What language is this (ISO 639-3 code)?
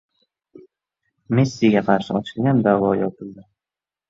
uzb